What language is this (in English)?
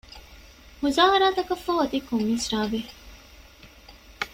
Divehi